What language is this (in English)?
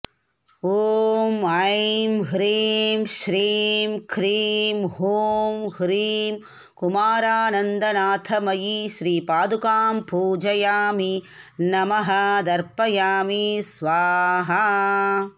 Sanskrit